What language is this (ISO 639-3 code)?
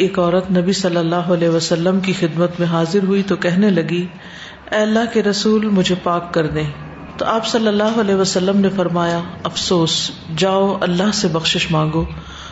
urd